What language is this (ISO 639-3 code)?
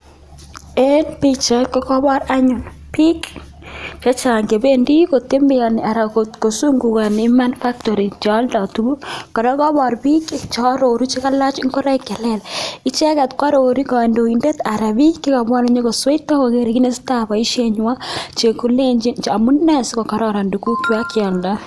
kln